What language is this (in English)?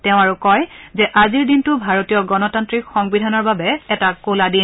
Assamese